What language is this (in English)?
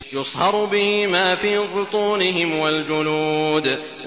Arabic